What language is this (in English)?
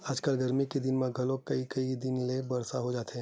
Chhattisgarhi